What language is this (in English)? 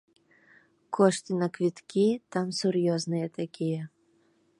Belarusian